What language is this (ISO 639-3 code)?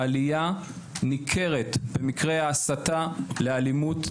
heb